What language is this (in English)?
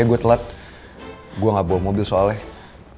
Indonesian